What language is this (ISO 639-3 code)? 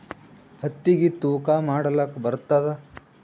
kan